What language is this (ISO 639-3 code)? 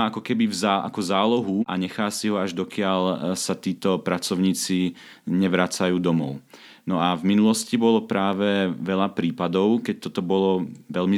slk